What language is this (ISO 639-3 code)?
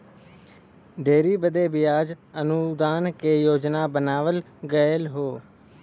bho